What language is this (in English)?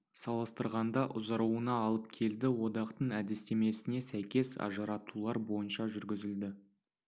Kazakh